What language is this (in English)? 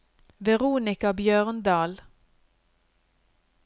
Norwegian